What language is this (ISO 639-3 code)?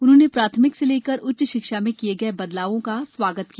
hin